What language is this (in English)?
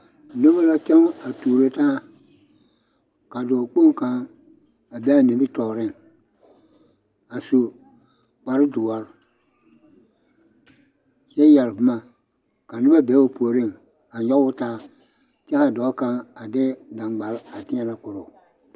Southern Dagaare